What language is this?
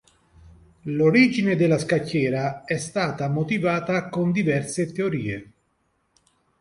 Italian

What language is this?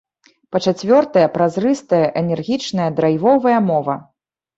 Belarusian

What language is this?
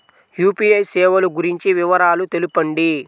Telugu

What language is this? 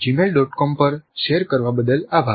Gujarati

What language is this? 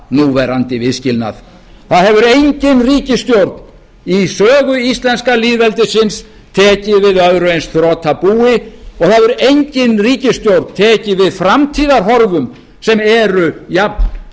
Icelandic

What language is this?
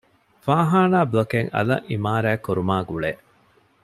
Divehi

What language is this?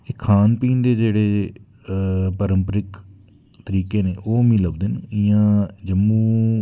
Dogri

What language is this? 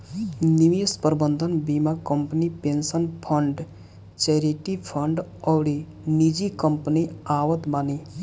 Bhojpuri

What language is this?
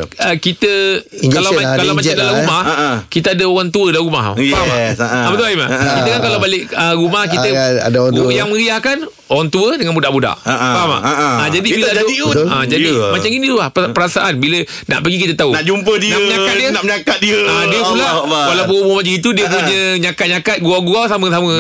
Malay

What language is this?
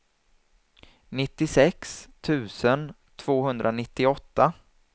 Swedish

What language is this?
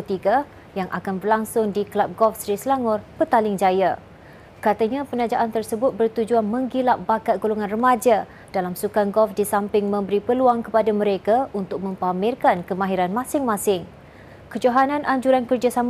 Malay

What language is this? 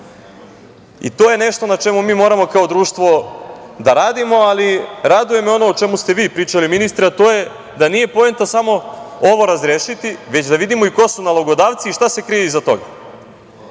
Serbian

